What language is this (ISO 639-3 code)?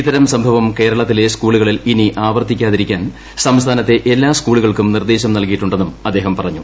mal